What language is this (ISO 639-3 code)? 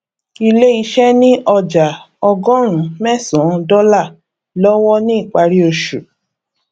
yor